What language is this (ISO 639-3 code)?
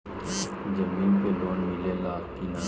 bho